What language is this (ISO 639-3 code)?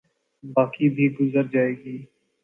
urd